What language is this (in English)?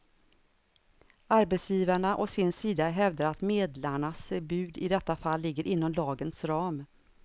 Swedish